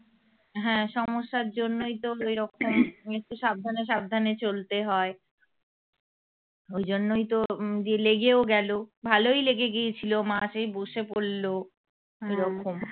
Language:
Bangla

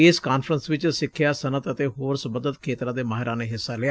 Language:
Punjabi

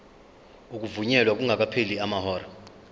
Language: Zulu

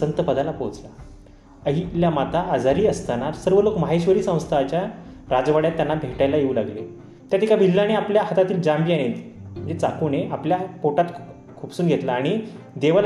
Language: Marathi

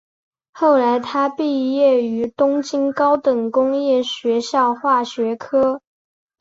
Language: Chinese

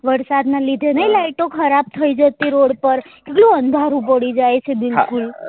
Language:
Gujarati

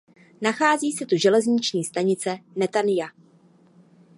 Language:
Czech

